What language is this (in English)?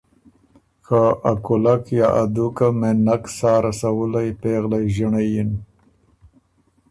Ormuri